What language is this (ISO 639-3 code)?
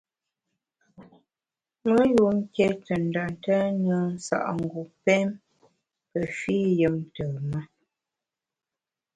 bax